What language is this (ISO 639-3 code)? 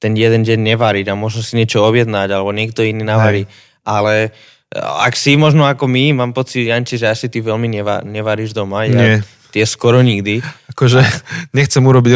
slk